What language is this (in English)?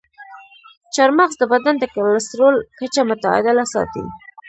Pashto